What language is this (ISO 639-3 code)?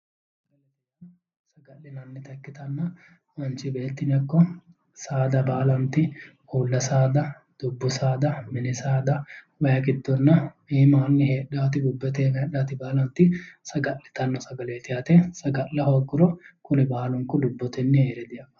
sid